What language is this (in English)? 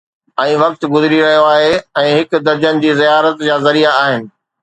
Sindhi